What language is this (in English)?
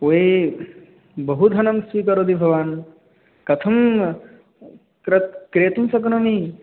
Sanskrit